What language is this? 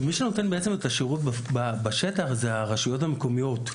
Hebrew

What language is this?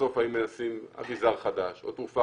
Hebrew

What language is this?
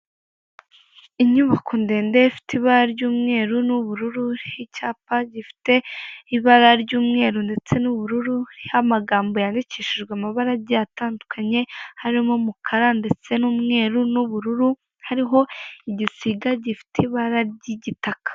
Kinyarwanda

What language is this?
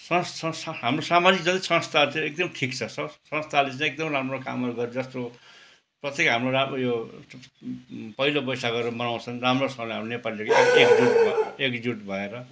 Nepali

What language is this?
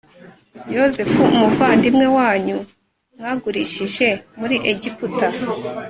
Kinyarwanda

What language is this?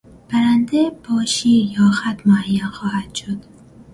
Persian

